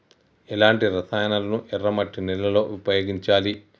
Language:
Telugu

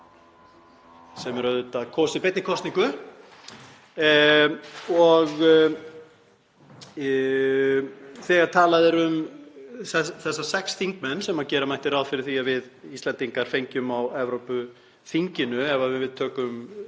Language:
Icelandic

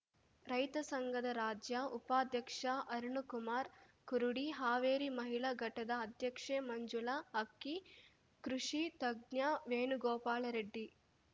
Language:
Kannada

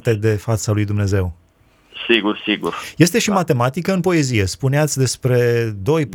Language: Romanian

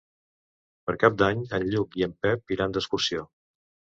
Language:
Catalan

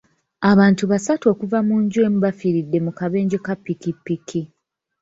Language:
Ganda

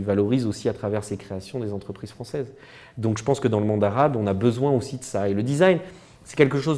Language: French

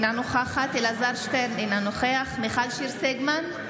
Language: Hebrew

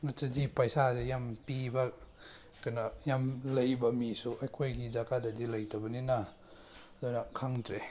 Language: Manipuri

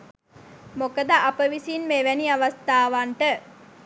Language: Sinhala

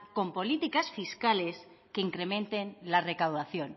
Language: Spanish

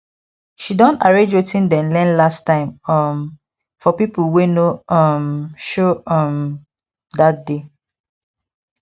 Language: Nigerian Pidgin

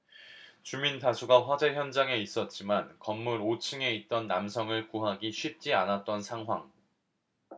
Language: Korean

